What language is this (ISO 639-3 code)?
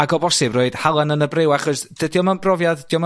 cym